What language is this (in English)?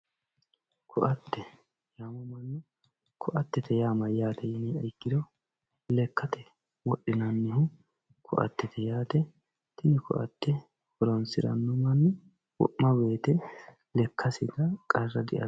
Sidamo